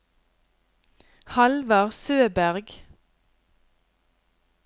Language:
Norwegian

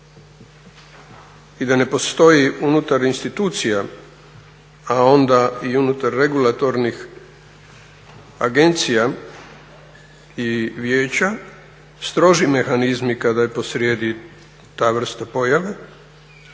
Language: Croatian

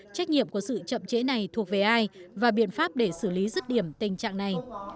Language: Vietnamese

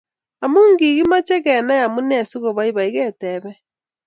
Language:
Kalenjin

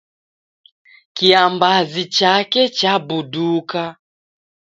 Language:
Taita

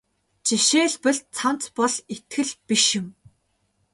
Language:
Mongolian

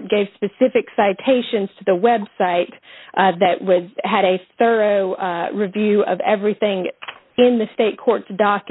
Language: English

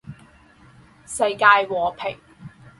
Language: Chinese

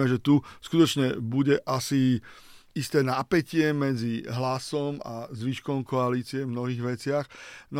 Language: Slovak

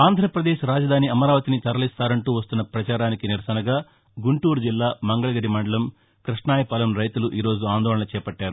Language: Telugu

